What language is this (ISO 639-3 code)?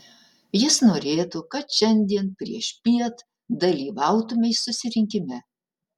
lit